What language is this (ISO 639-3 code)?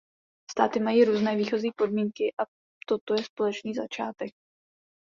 ces